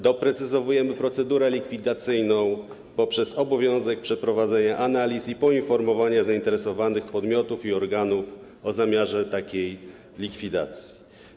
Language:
Polish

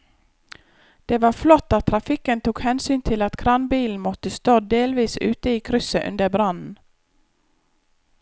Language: Norwegian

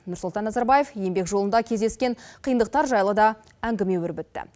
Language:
Kazakh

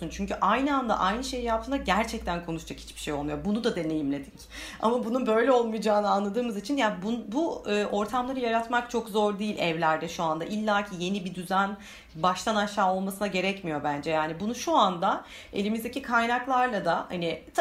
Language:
Turkish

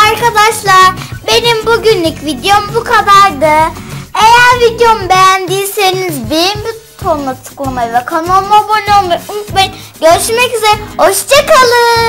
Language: Turkish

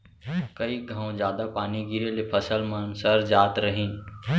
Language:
Chhattisgarhi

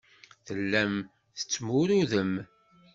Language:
Kabyle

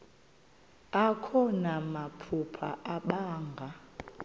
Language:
Xhosa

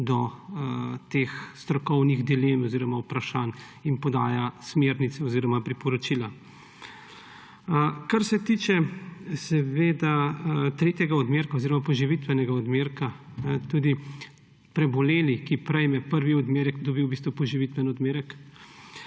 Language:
Slovenian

